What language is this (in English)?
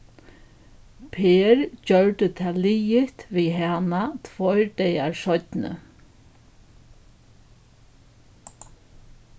Faroese